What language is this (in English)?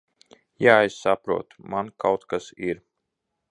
Latvian